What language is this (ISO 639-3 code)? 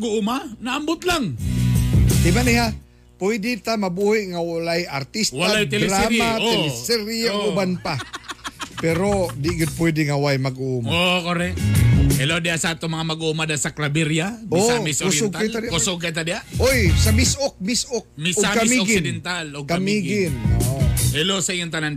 fil